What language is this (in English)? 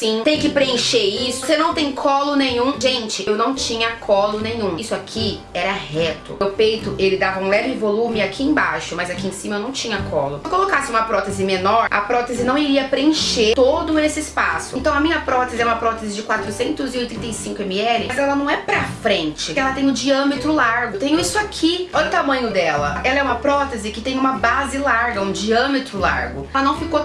Portuguese